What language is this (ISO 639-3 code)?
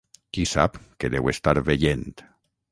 cat